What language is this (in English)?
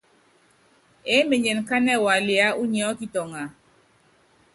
Yangben